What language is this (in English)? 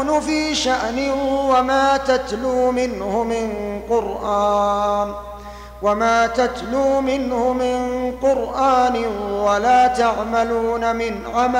Arabic